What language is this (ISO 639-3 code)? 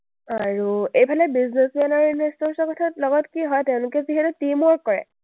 asm